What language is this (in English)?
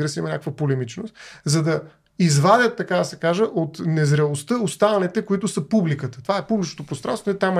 Bulgarian